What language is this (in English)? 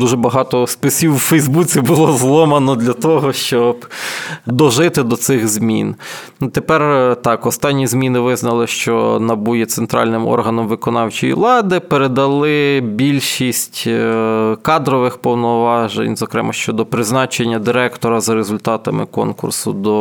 Ukrainian